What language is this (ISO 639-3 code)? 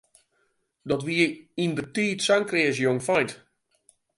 fry